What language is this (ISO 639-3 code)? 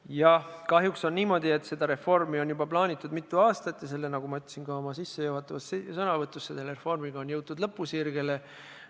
est